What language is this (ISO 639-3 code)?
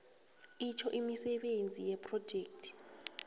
nbl